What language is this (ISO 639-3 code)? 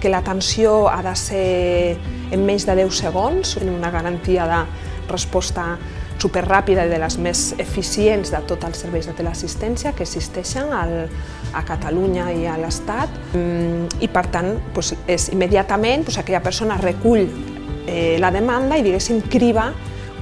cat